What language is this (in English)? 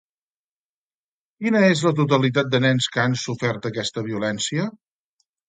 Catalan